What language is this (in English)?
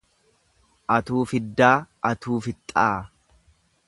Oromo